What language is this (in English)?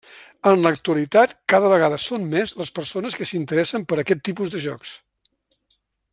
Catalan